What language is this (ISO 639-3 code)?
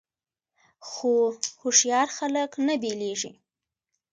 pus